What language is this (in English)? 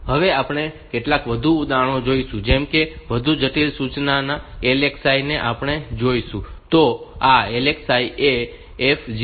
Gujarati